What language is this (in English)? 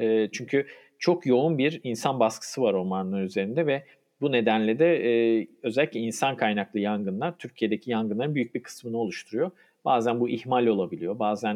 Turkish